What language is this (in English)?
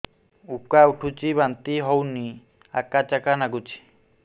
Odia